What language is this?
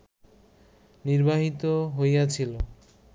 Bangla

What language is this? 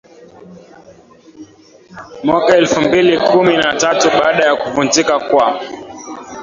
Swahili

